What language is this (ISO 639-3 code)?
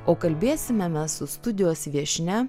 lit